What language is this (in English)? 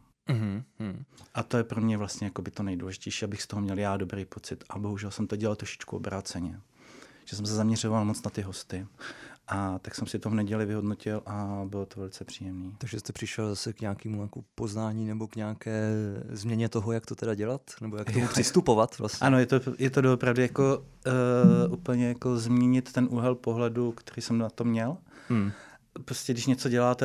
Czech